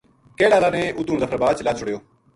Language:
Gujari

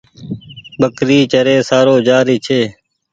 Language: Goaria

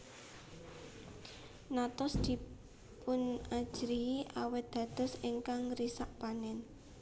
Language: Javanese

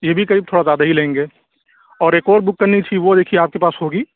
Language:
Urdu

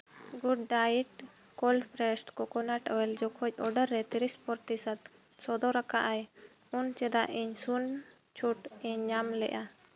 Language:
Santali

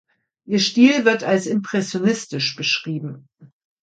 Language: German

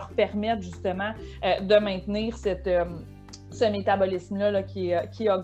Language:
French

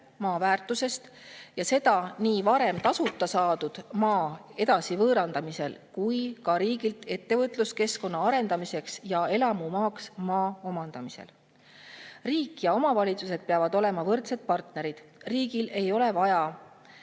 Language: Estonian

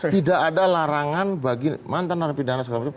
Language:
Indonesian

